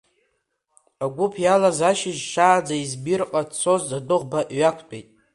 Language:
Abkhazian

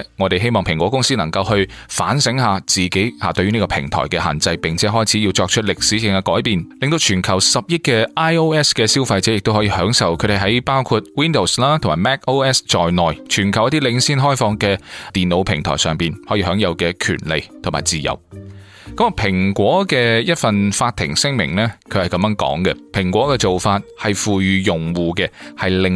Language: Chinese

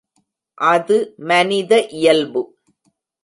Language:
Tamil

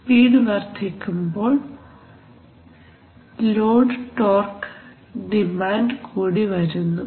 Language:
Malayalam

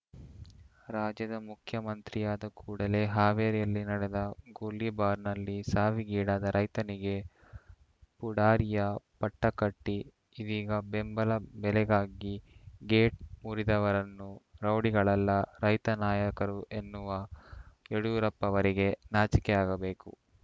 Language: Kannada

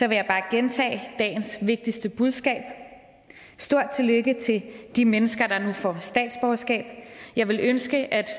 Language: Danish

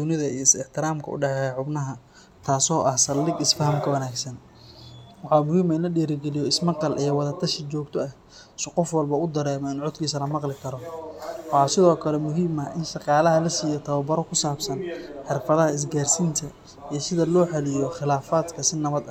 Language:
Somali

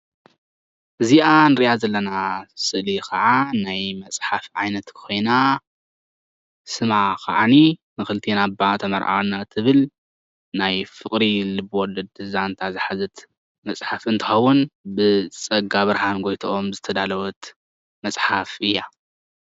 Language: Tigrinya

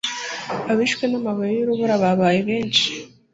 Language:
Kinyarwanda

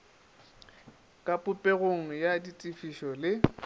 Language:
Northern Sotho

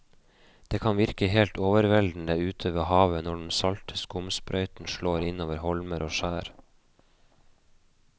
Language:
Norwegian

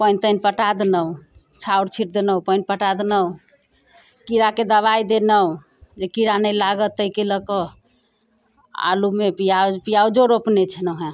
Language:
Maithili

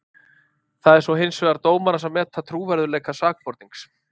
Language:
Icelandic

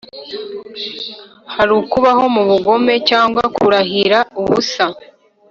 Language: Kinyarwanda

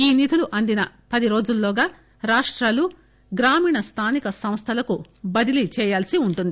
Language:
Telugu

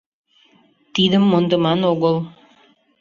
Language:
Mari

